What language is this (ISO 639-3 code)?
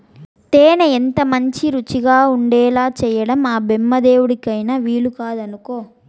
tel